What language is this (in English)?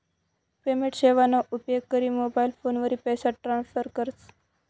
Marathi